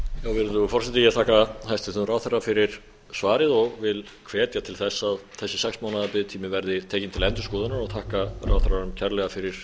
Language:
Icelandic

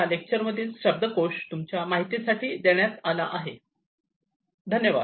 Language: Marathi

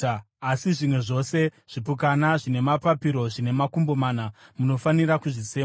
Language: Shona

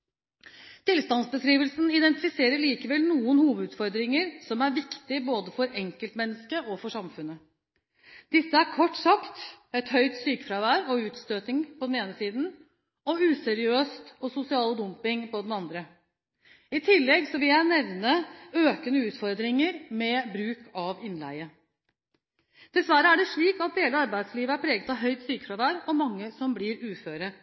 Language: Norwegian Bokmål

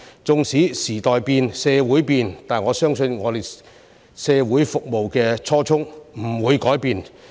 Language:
Cantonese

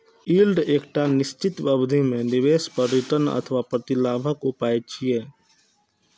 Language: Maithili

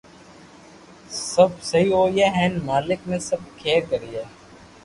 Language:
Loarki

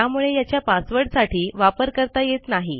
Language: Marathi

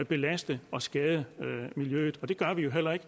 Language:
Danish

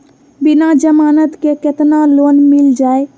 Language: Magahi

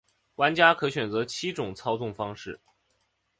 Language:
Chinese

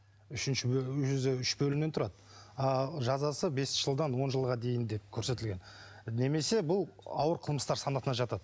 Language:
Kazakh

